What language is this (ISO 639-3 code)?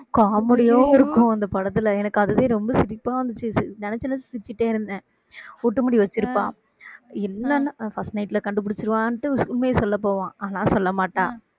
tam